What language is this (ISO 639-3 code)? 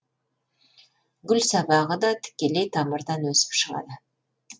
kaz